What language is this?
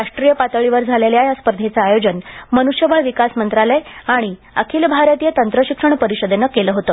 Marathi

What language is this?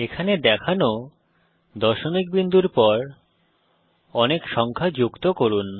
Bangla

